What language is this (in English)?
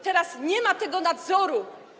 Polish